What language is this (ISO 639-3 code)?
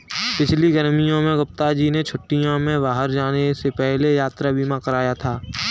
hin